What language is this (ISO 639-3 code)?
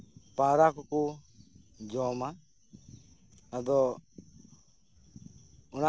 sat